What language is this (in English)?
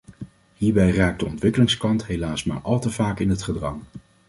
Dutch